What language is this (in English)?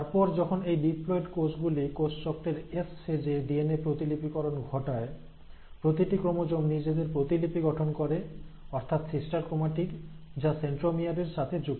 Bangla